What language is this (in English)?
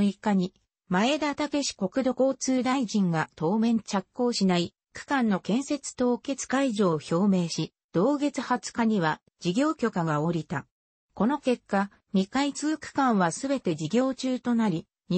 Japanese